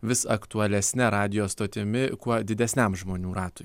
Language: Lithuanian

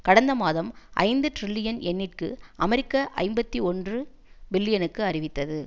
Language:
Tamil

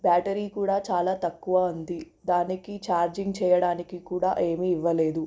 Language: Telugu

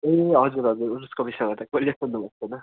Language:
Nepali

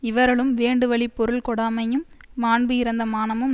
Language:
Tamil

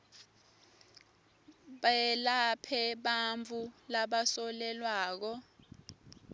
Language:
Swati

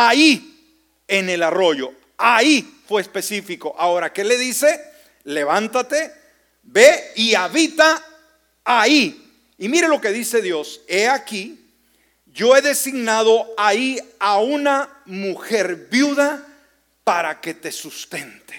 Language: Spanish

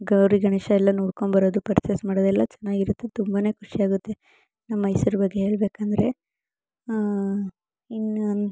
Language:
Kannada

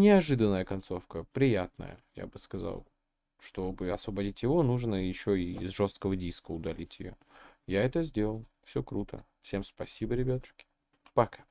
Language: Russian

